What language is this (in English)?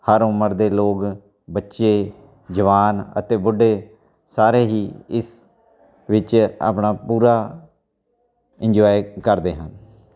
Punjabi